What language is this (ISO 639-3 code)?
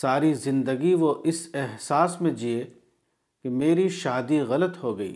urd